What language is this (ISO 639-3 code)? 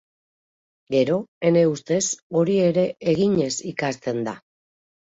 eus